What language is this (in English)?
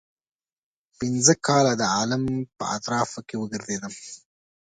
Pashto